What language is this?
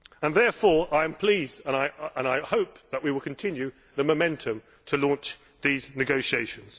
English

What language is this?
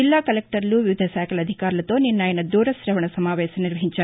Telugu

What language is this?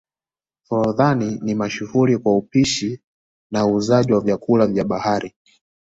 Swahili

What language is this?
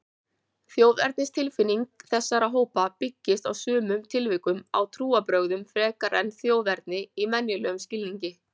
Icelandic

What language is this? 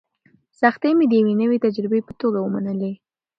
Pashto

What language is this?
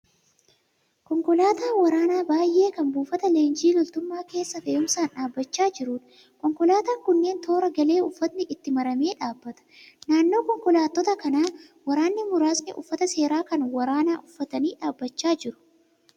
Oromo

